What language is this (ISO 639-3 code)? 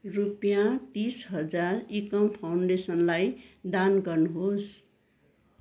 nep